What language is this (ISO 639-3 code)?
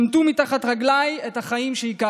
heb